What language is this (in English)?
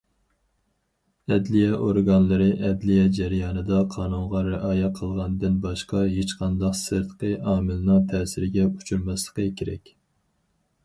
Uyghur